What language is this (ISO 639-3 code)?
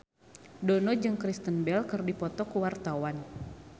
sun